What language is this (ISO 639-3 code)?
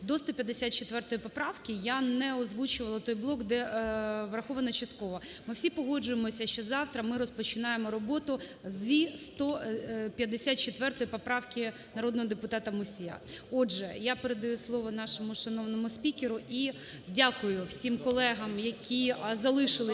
ukr